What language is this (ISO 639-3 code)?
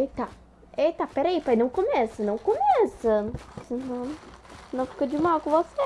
por